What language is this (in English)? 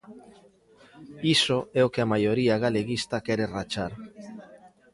Galician